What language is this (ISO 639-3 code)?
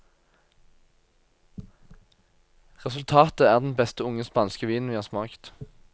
nor